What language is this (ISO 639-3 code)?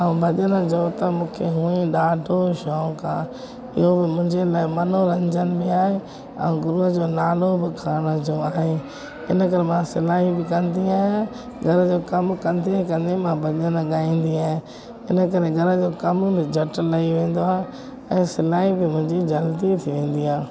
snd